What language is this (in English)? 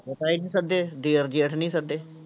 Punjabi